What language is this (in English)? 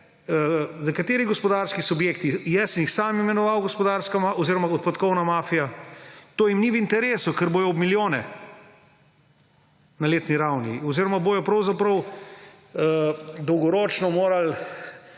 Slovenian